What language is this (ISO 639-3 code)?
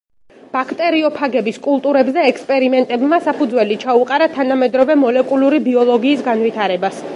kat